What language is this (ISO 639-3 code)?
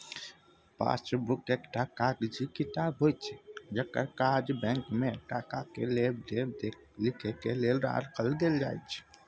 mai